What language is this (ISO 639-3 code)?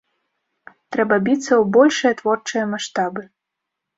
bel